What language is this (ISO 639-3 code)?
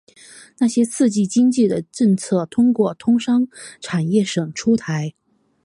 zho